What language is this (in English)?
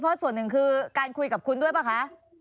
Thai